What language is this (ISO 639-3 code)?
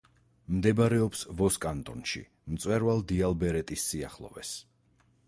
kat